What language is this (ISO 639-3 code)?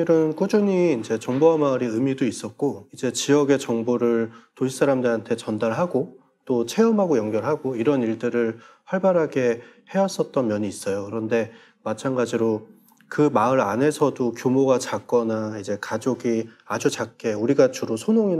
kor